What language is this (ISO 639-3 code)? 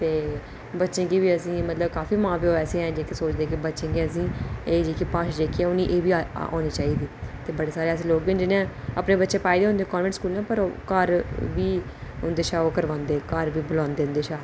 doi